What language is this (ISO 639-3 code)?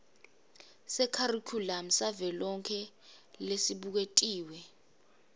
ssw